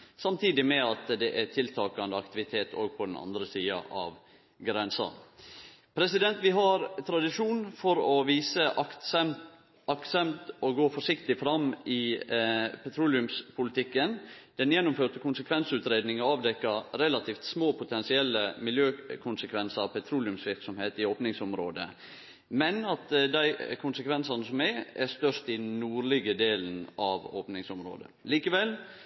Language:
Norwegian Nynorsk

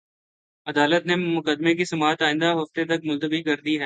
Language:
Urdu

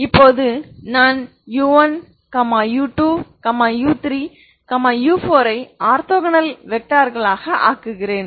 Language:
Tamil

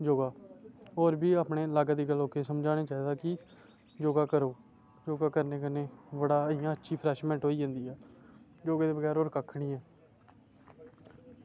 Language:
Dogri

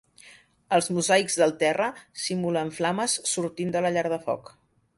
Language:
Catalan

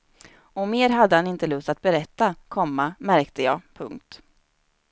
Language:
Swedish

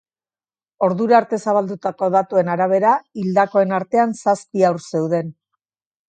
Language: Basque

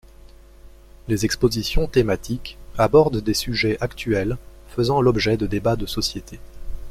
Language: French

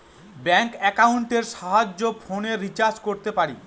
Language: Bangla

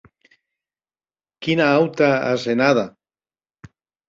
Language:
Occitan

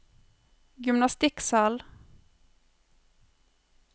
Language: Norwegian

